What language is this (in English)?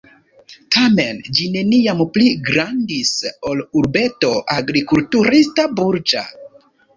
Esperanto